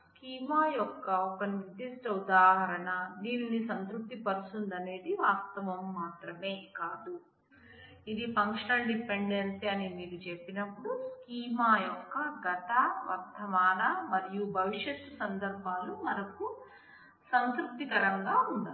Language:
Telugu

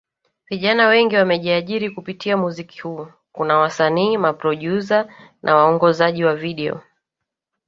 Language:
Swahili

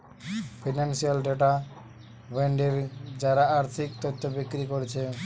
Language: Bangla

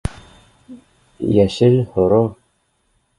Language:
Bashkir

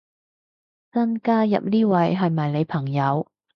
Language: Cantonese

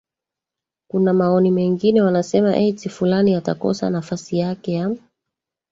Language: Swahili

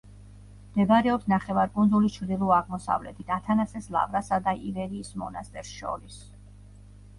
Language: Georgian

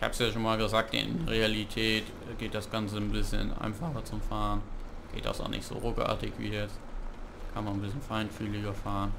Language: German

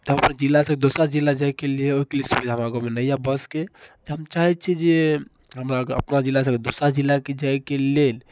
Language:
Maithili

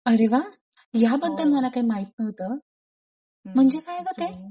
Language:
Marathi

